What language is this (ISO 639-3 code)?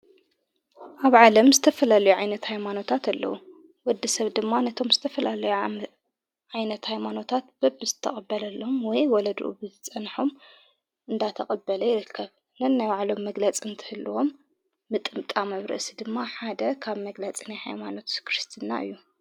tir